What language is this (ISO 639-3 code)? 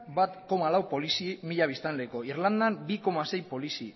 eus